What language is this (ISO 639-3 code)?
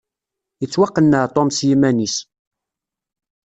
kab